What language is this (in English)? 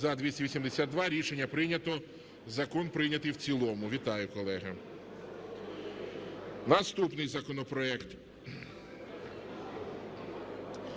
Ukrainian